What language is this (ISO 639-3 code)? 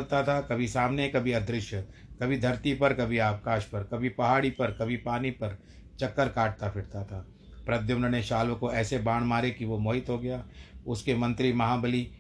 hin